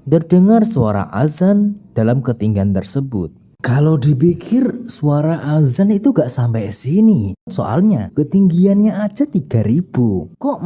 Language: Indonesian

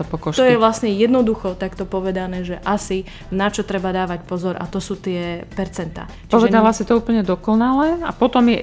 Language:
Slovak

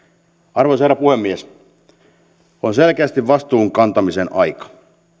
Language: Finnish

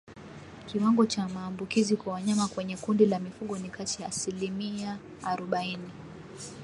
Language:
Swahili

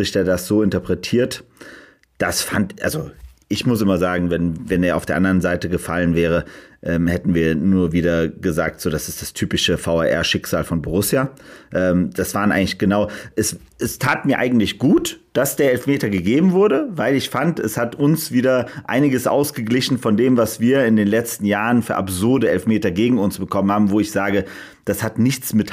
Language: German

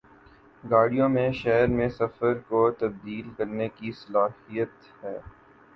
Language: Urdu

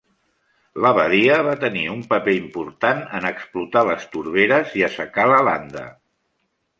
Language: Catalan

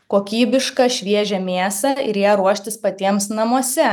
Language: Lithuanian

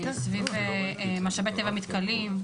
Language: Hebrew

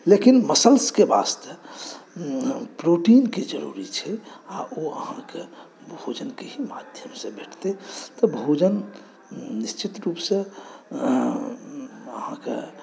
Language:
Maithili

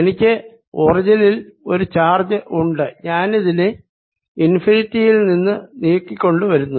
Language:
Malayalam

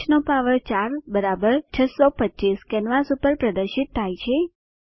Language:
Gujarati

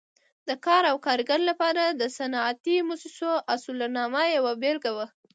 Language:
Pashto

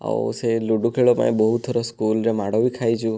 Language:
Odia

